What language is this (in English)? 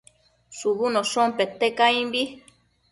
Matsés